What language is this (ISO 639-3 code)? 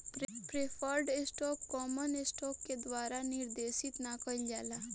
bho